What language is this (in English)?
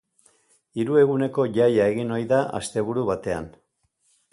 Basque